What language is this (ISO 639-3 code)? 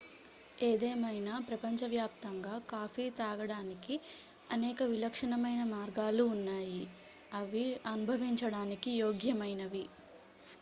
tel